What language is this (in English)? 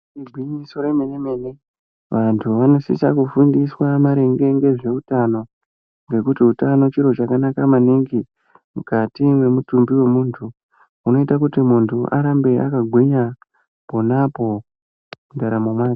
Ndau